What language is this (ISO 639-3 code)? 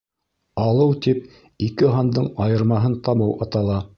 bak